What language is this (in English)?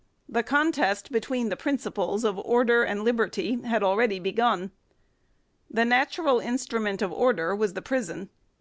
English